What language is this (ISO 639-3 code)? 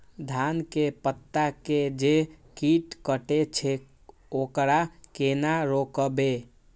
mai